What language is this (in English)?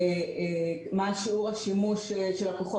Hebrew